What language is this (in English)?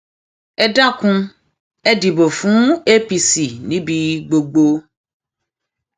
Yoruba